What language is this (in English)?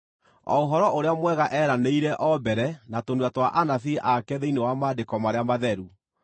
Kikuyu